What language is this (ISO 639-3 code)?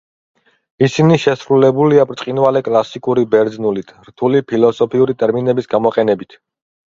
kat